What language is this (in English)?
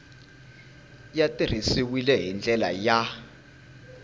Tsonga